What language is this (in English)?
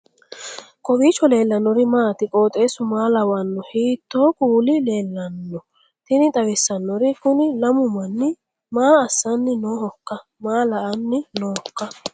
Sidamo